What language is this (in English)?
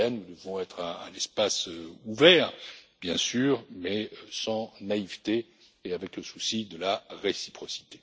French